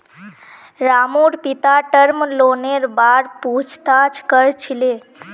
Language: Magahi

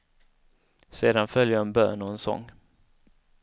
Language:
Swedish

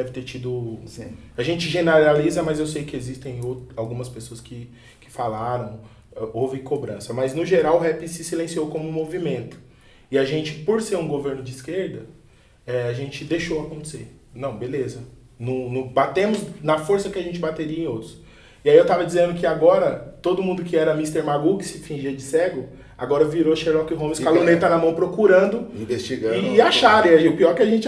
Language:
Portuguese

